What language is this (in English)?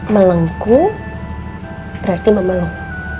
Indonesian